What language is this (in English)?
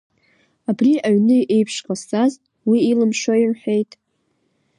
Abkhazian